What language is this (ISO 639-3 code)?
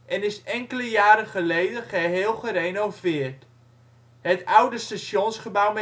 nld